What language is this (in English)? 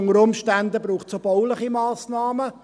Swiss German